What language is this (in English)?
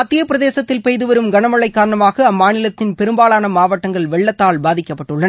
Tamil